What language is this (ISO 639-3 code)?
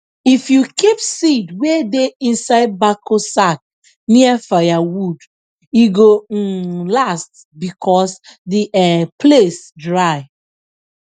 pcm